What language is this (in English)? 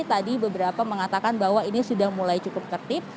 Indonesian